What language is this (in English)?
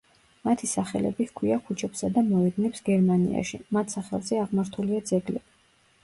Georgian